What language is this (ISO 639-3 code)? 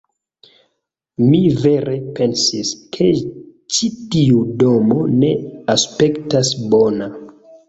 epo